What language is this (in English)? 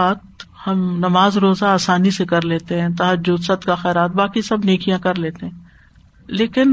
Urdu